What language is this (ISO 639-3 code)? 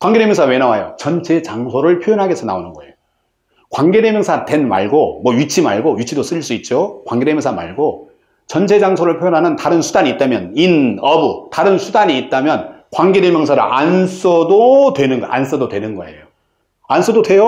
kor